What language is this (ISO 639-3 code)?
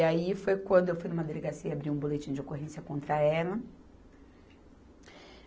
por